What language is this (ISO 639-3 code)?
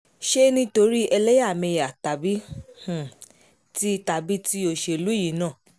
yor